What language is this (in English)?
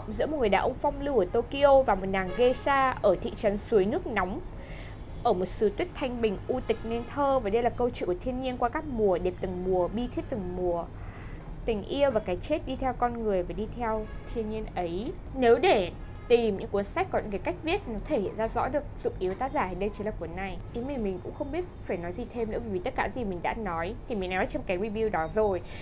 Vietnamese